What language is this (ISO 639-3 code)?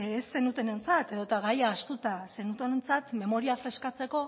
eus